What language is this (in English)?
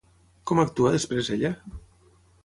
Catalan